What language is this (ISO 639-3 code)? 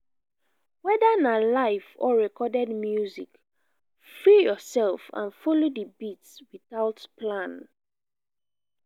pcm